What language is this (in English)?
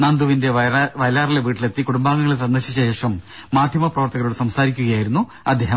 Malayalam